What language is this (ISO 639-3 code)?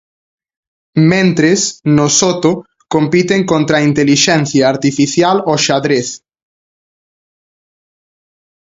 glg